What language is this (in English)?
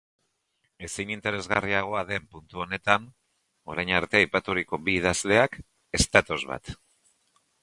Basque